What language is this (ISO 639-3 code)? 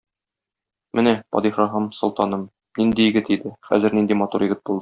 tat